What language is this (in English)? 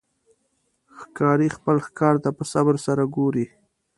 Pashto